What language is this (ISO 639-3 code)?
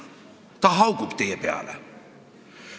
est